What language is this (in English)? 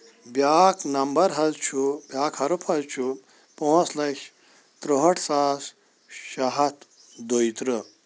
Kashmiri